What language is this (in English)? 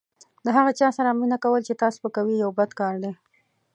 Pashto